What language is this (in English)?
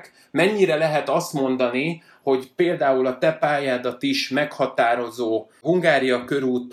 Hungarian